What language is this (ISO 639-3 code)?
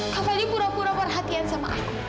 ind